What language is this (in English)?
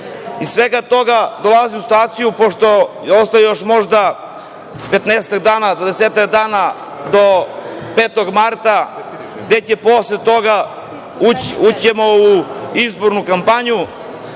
Serbian